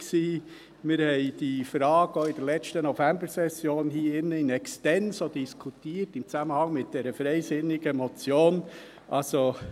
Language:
Swiss German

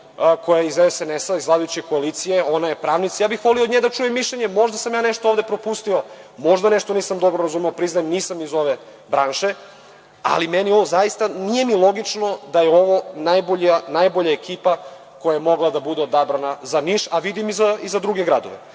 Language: Serbian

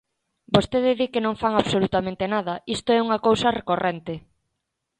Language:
Galician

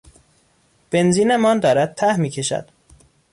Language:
Persian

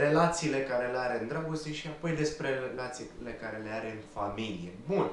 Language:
Romanian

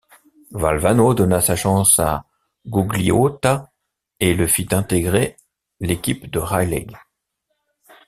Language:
French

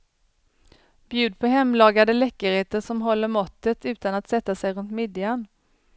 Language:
Swedish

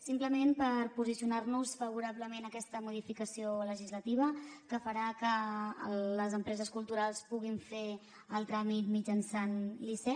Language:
Catalan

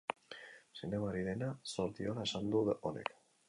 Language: Basque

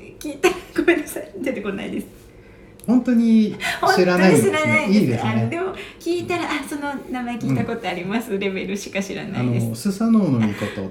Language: Japanese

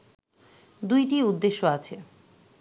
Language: Bangla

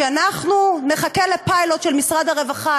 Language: Hebrew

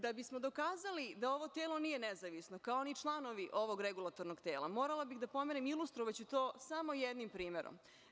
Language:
Serbian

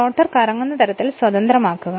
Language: Malayalam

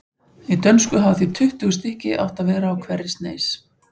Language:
Icelandic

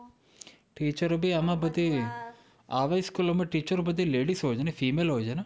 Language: Gujarati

